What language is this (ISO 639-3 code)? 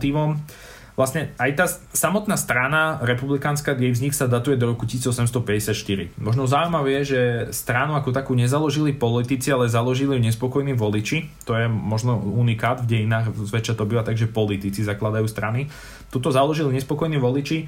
slk